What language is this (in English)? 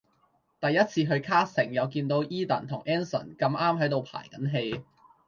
Cantonese